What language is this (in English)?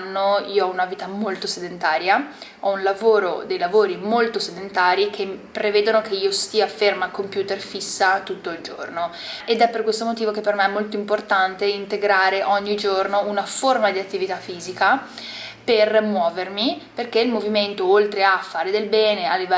Italian